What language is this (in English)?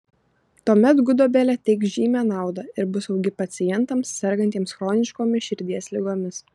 Lithuanian